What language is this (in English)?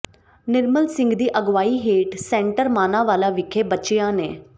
Punjabi